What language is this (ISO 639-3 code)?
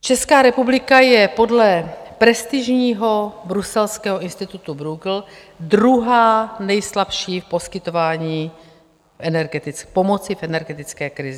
ces